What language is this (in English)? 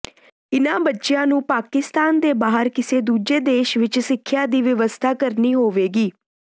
Punjabi